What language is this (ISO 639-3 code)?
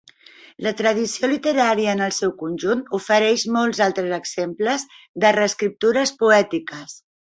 cat